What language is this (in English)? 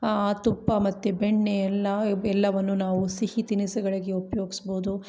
Kannada